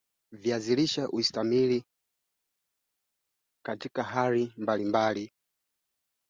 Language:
Swahili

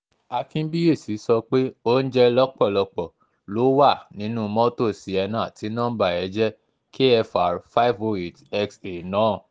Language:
Yoruba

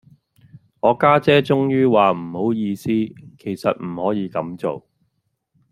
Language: Cantonese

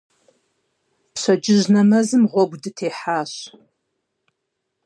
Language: Kabardian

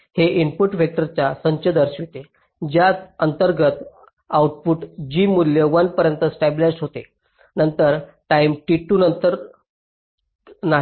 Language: Marathi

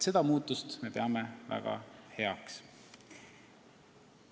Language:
Estonian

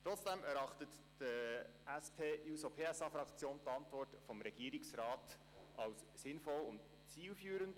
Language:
Swiss German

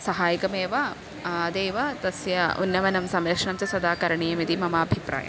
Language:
Sanskrit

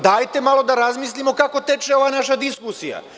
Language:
Serbian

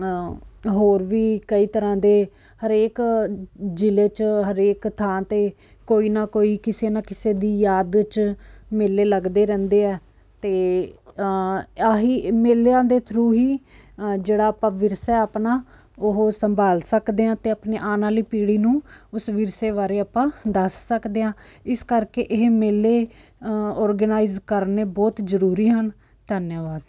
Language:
Punjabi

